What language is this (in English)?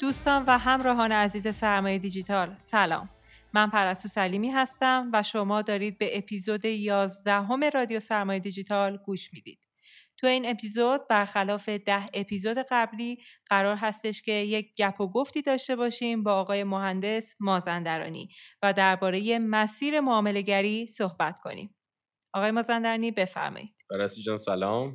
Persian